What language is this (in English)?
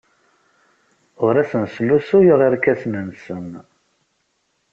Kabyle